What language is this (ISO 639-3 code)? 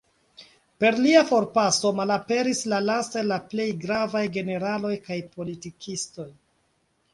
epo